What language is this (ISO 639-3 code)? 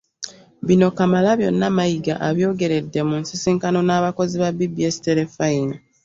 lug